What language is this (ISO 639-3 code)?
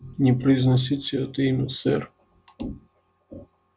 rus